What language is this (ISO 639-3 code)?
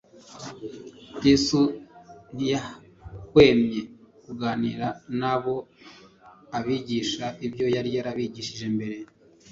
kin